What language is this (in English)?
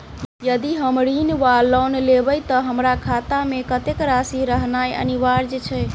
Maithili